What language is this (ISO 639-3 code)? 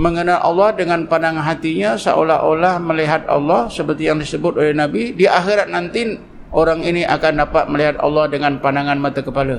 msa